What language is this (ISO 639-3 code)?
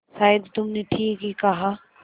hin